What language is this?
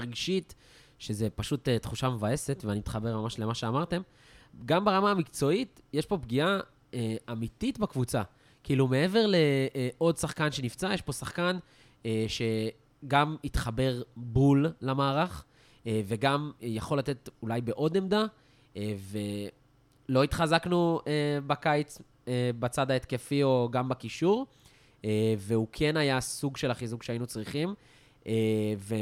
Hebrew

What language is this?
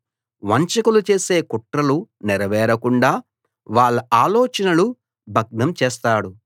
Telugu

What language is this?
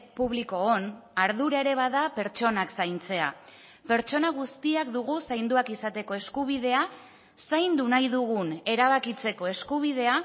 Basque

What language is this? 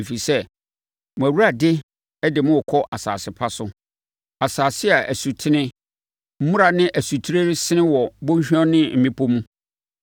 Akan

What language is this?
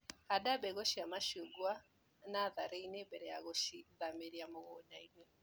Kikuyu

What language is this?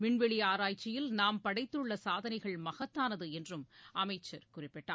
Tamil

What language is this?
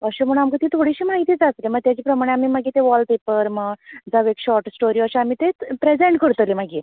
Konkani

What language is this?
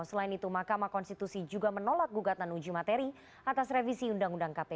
Indonesian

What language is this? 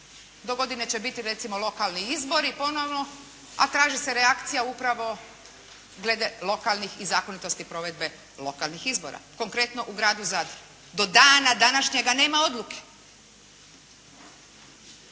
Croatian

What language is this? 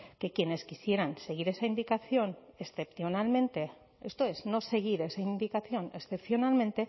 Spanish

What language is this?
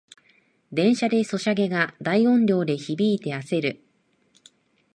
Japanese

